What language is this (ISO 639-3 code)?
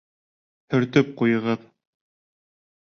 bak